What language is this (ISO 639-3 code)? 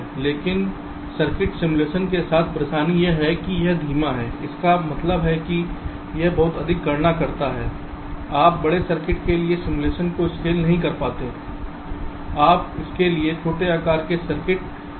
hin